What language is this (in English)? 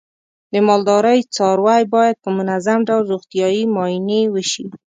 Pashto